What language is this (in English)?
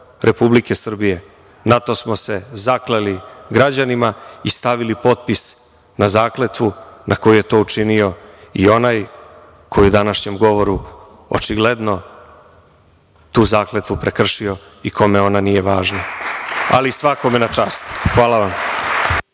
Serbian